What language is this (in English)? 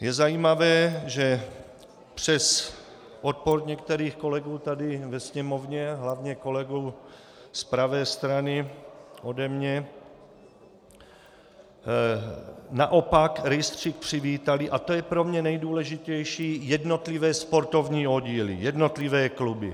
Czech